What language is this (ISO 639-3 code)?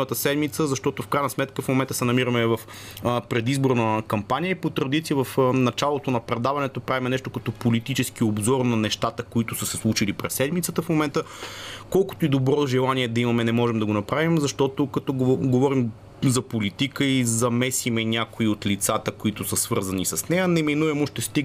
bul